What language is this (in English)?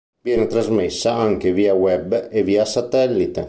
Italian